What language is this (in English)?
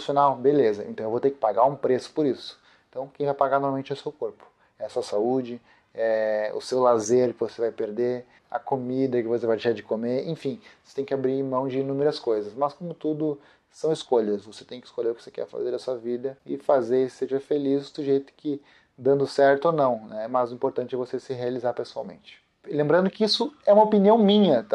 Portuguese